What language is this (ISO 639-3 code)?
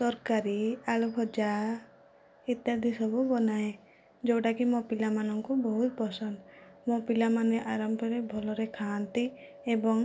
ori